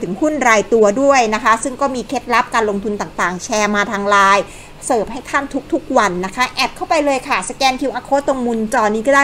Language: Thai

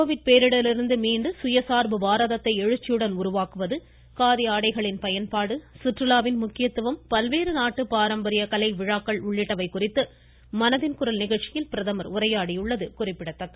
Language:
Tamil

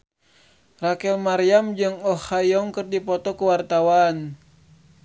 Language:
Sundanese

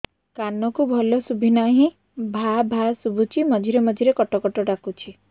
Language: Odia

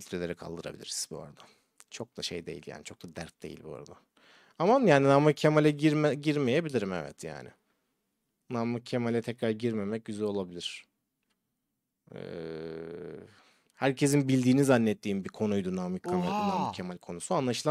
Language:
Turkish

